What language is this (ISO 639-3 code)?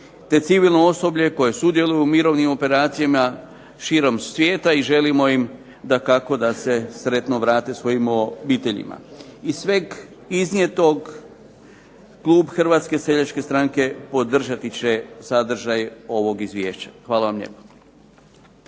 hrv